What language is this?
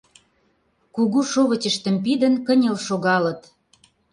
Mari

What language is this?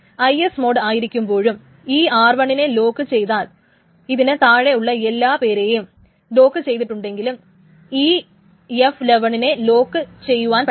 Malayalam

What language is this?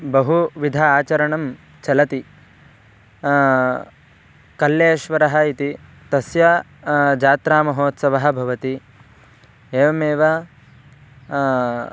Sanskrit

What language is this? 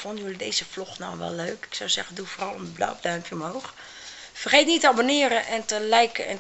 Dutch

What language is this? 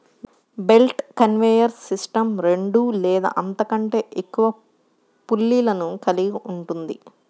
Telugu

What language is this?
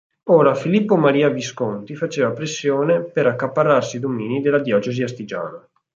Italian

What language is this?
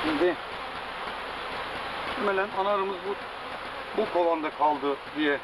Turkish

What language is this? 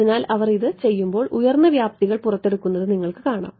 Malayalam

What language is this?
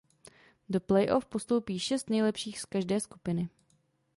Czech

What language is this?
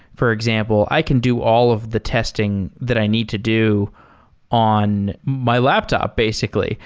English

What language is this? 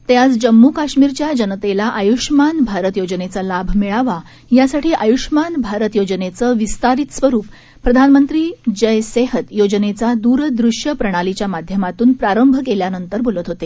Marathi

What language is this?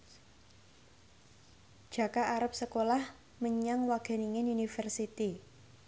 Javanese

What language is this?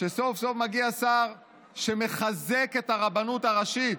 Hebrew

